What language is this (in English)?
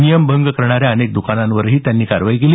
Marathi